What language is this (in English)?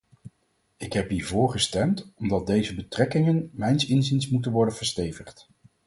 Dutch